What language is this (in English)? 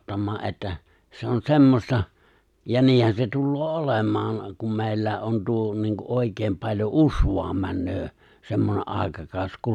Finnish